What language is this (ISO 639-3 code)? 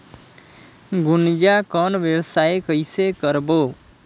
hne